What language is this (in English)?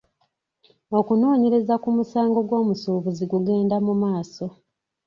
Ganda